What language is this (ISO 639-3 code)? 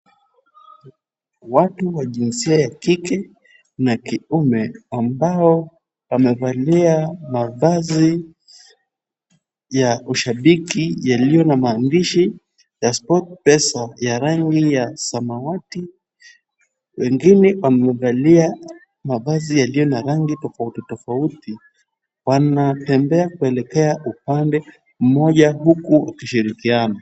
swa